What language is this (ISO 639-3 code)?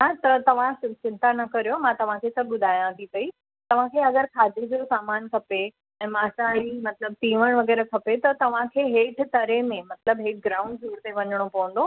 snd